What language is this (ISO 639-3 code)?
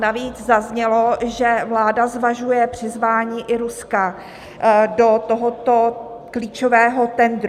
ces